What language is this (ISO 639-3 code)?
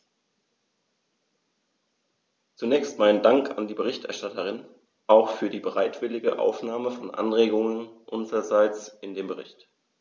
deu